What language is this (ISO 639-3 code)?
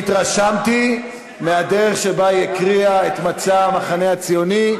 heb